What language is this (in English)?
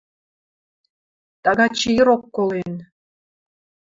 Western Mari